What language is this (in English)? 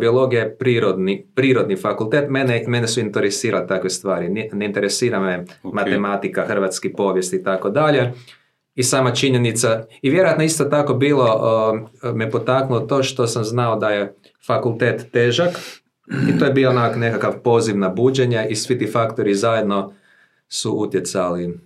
Croatian